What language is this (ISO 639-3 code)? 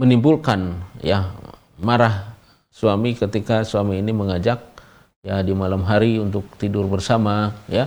ind